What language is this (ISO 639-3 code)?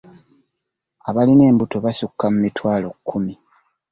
lug